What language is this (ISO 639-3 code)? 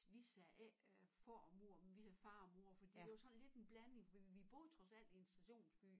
dan